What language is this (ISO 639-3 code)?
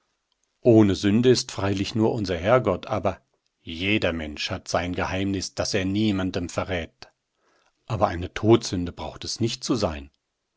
deu